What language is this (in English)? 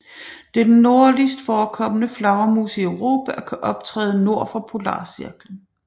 Danish